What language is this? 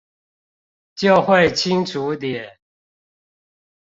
Chinese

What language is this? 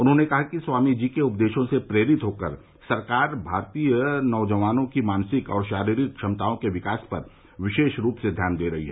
Hindi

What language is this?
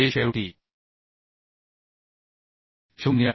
Marathi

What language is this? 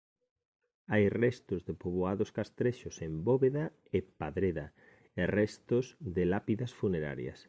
Galician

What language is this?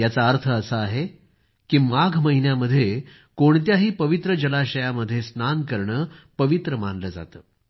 Marathi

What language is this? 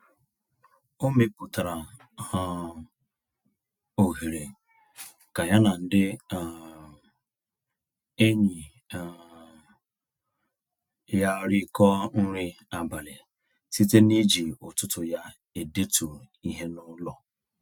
Igbo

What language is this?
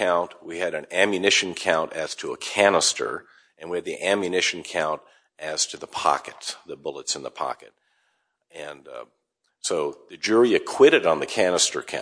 English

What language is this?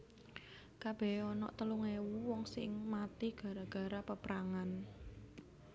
Javanese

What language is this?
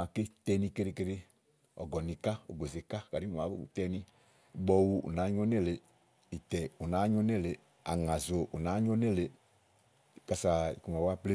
Igo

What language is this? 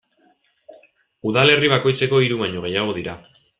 Basque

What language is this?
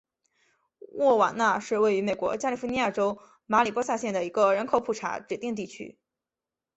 Chinese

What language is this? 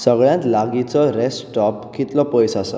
Konkani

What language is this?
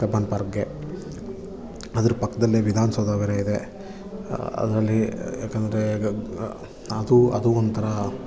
Kannada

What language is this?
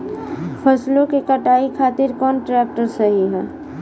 Bhojpuri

